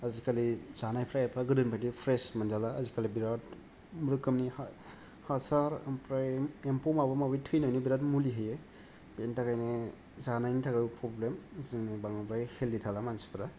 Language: Bodo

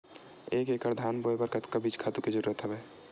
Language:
Chhattisgarhi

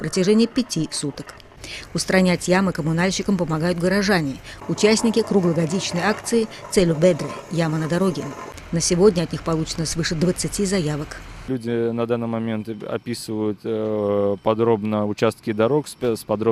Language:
Russian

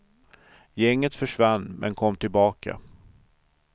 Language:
Swedish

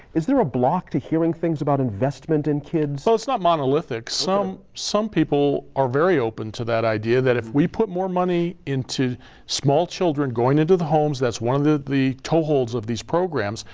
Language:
English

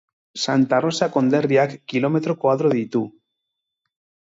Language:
Basque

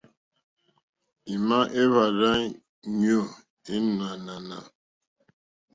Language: Mokpwe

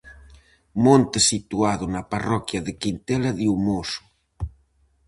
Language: Galician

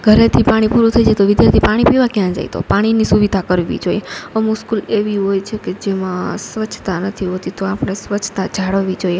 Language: Gujarati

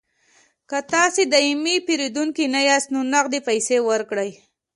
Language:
Pashto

